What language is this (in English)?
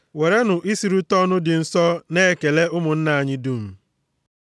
Igbo